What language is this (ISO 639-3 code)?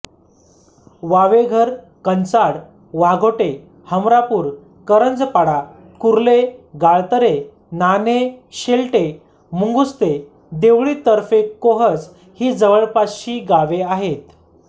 mar